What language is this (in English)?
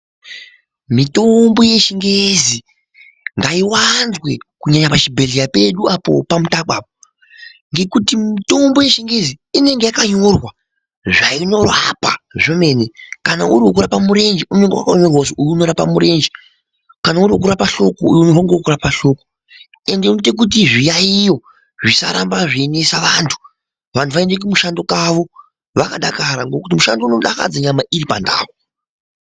Ndau